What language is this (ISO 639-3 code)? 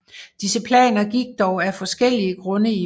dan